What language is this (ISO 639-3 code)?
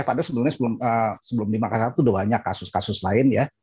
ind